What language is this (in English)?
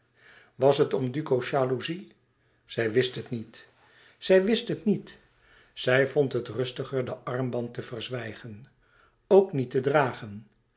Dutch